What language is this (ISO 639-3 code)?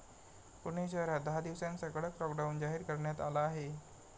mar